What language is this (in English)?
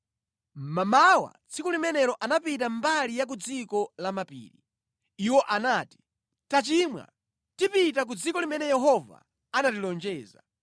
Nyanja